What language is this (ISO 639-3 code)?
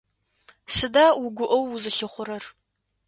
ady